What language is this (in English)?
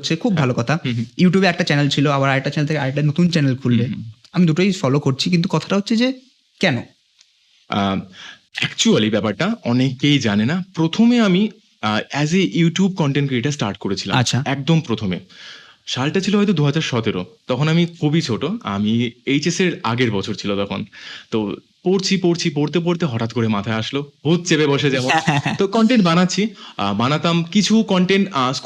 Bangla